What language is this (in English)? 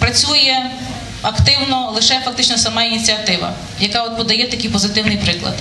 Ukrainian